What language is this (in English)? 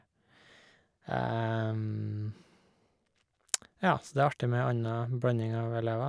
Norwegian